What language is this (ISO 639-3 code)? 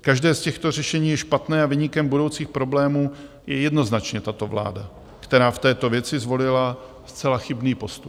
ces